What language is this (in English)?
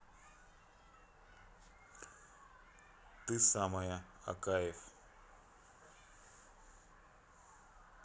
Russian